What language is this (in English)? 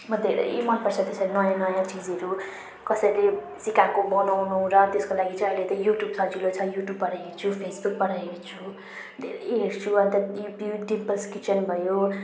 Nepali